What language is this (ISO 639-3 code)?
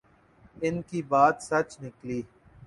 urd